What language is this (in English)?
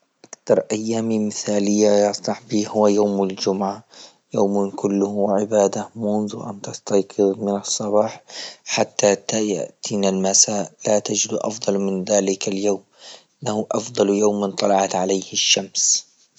Libyan Arabic